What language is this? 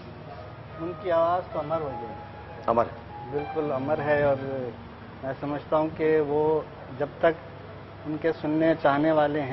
Hindi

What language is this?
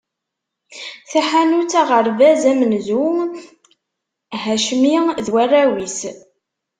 Kabyle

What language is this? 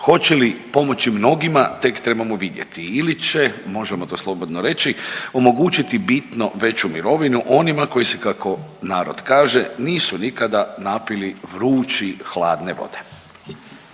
Croatian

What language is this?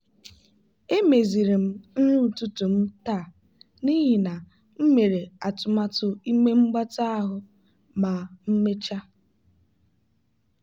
Igbo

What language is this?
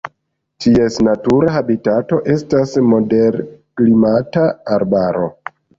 Esperanto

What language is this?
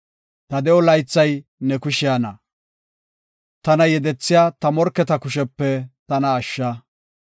Gofa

